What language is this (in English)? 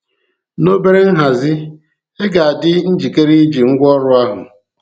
Igbo